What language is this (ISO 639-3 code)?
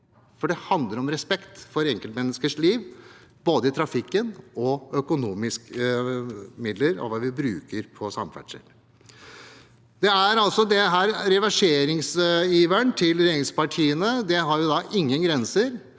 nor